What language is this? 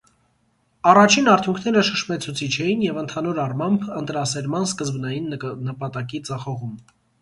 Armenian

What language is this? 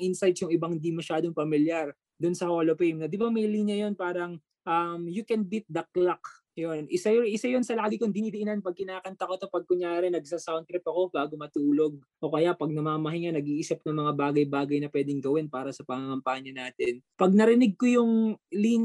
Filipino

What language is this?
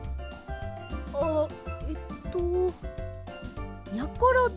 Japanese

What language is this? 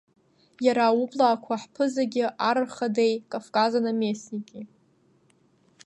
Abkhazian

